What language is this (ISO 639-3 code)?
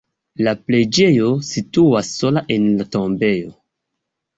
epo